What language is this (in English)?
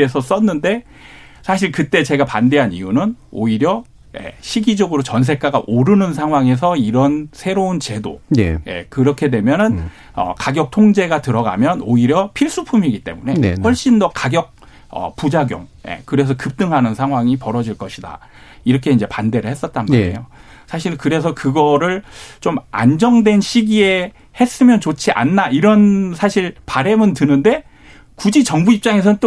Korean